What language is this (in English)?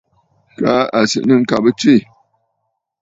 Bafut